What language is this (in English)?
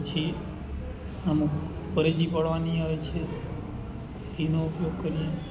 Gujarati